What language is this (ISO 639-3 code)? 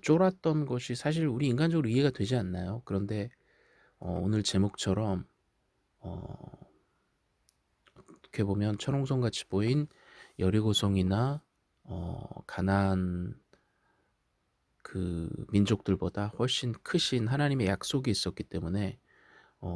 kor